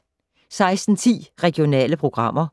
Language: Danish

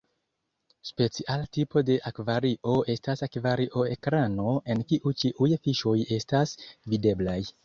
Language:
Esperanto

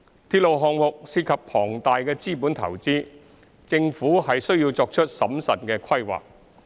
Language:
Cantonese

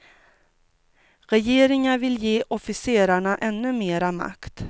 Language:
Swedish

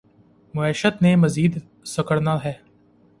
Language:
Urdu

